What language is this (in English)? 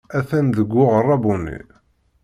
Kabyle